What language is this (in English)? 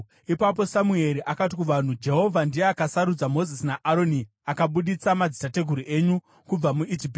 Shona